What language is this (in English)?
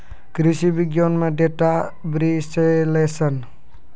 Maithili